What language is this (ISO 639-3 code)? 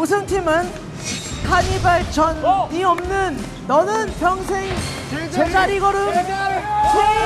kor